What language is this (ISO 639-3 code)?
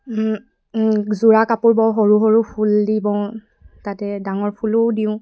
asm